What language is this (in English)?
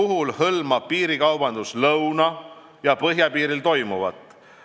Estonian